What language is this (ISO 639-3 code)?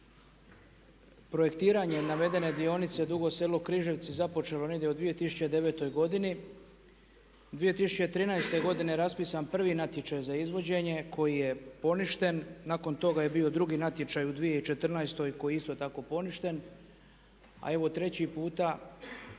hrv